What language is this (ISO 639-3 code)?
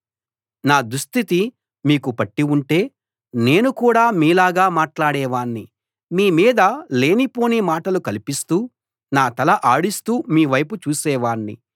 tel